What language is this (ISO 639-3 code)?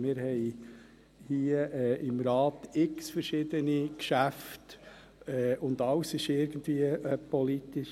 gsw